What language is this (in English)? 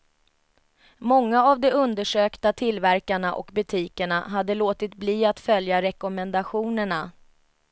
Swedish